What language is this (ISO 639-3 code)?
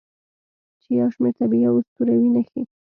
pus